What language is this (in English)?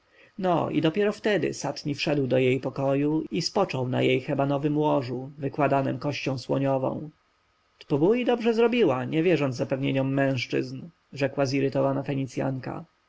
Polish